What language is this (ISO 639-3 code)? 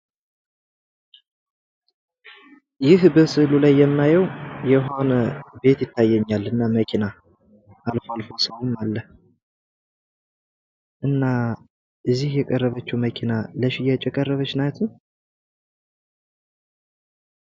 amh